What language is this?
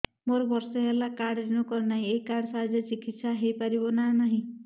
Odia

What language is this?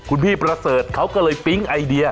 Thai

